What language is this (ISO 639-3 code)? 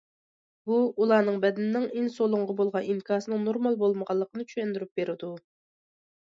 uig